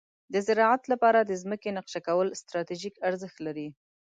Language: Pashto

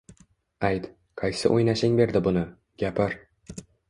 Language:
Uzbek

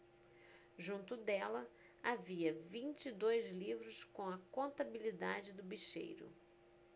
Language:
Portuguese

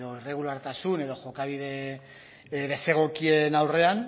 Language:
Basque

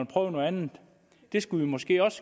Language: Danish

